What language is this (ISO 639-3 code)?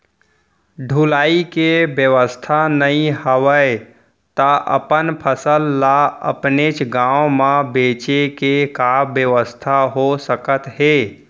hne